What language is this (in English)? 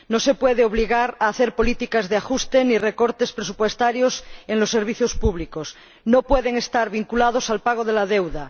Spanish